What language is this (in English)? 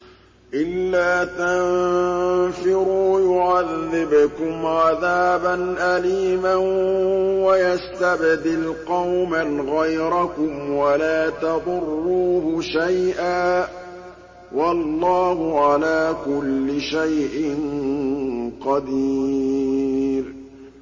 Arabic